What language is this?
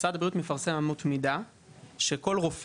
Hebrew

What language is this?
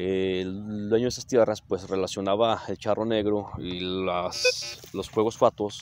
Spanish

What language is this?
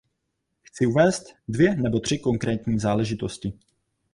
Czech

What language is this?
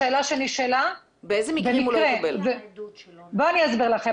Hebrew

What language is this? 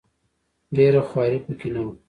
Pashto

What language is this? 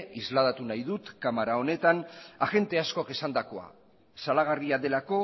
Basque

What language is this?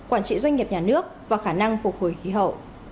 Vietnamese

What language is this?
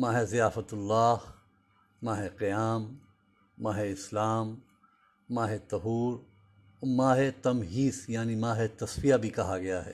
Urdu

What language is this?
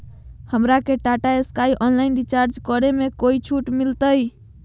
Magahi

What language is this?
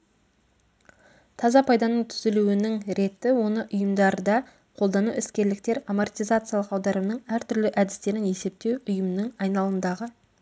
Kazakh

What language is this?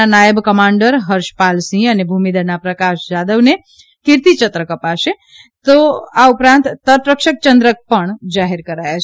Gujarati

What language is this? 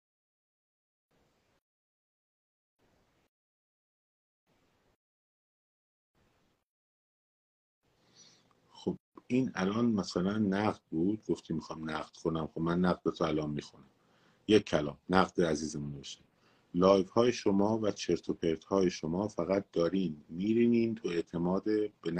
Persian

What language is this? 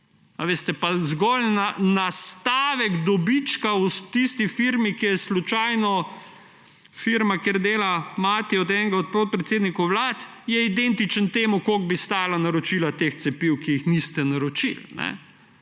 Slovenian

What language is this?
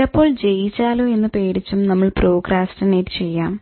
Malayalam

